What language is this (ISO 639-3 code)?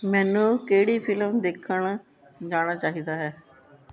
pan